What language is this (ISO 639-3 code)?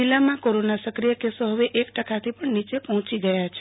guj